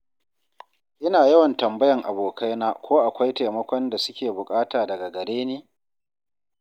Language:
Hausa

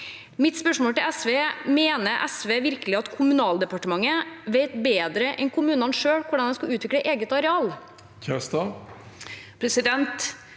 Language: Norwegian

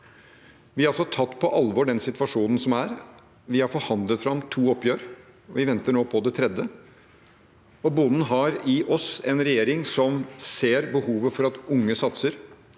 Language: Norwegian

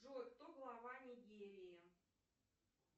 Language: Russian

